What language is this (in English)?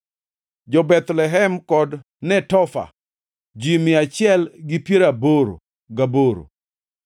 Luo (Kenya and Tanzania)